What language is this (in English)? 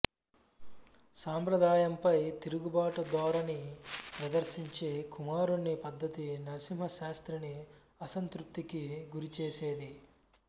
Telugu